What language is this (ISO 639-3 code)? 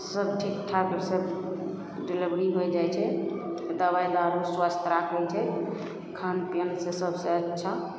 mai